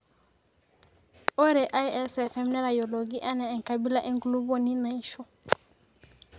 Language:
Masai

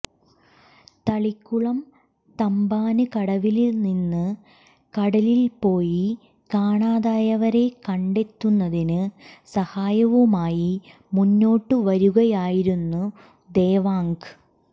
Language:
Malayalam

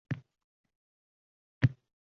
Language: Uzbek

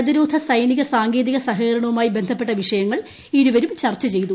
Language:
Malayalam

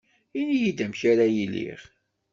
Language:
Kabyle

